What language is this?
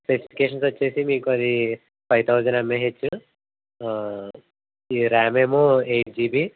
Telugu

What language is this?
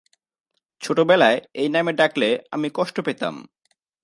Bangla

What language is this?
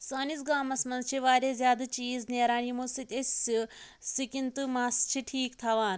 Kashmiri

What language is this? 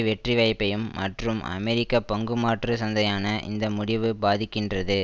Tamil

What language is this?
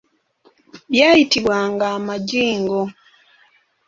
Ganda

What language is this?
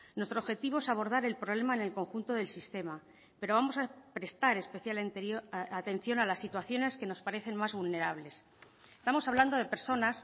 Spanish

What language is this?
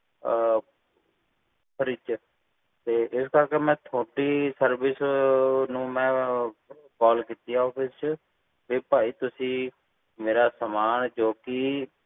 Punjabi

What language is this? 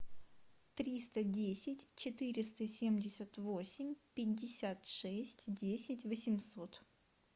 Russian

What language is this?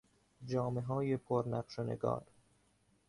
Persian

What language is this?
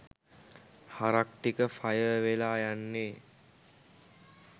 Sinhala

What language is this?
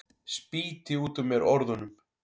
Icelandic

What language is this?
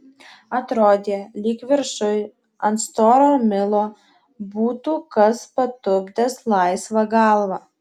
Lithuanian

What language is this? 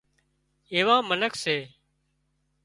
Wadiyara Koli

